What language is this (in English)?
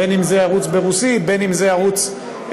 Hebrew